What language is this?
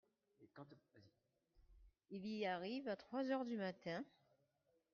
French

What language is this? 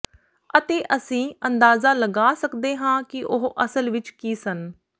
Punjabi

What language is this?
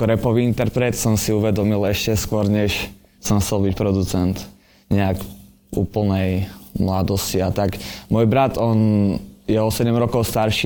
Slovak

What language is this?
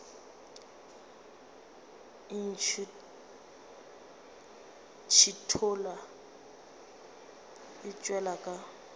Northern Sotho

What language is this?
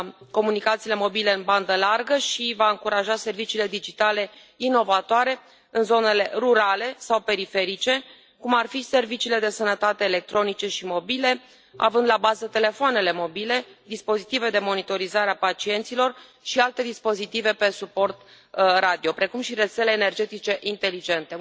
Romanian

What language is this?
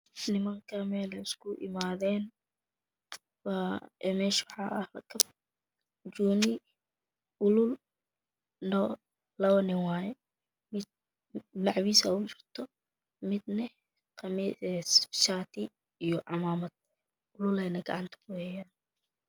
Somali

